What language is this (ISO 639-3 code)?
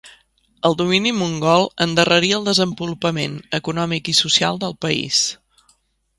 cat